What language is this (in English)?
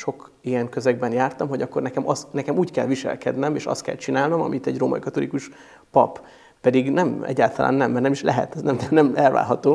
Hungarian